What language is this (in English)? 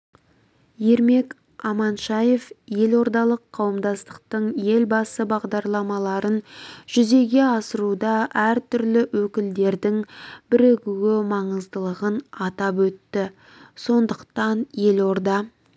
Kazakh